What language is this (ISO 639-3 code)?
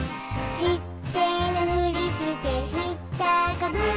jpn